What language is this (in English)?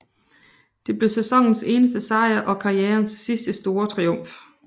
Danish